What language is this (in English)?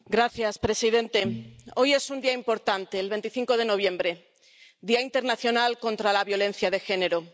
Spanish